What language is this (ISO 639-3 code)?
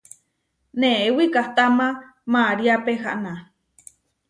var